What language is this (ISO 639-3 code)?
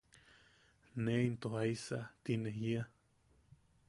yaq